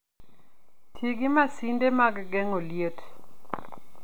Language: Luo (Kenya and Tanzania)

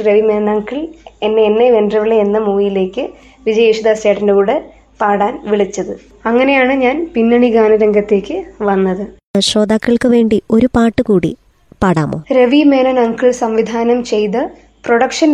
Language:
Malayalam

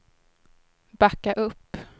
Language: Swedish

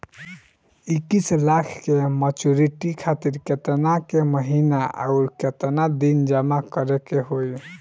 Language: Bhojpuri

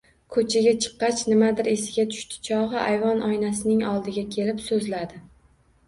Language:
Uzbek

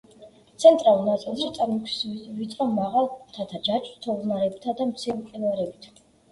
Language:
Georgian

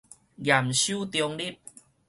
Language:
Min Nan Chinese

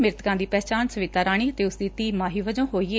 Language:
Punjabi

